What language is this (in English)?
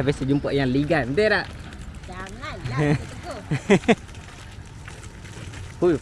Malay